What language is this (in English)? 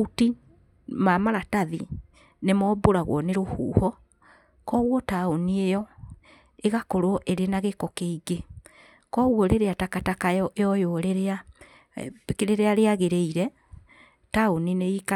Kikuyu